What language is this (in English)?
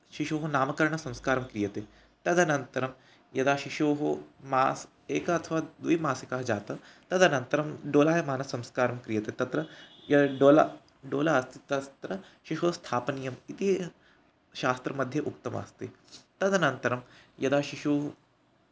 Sanskrit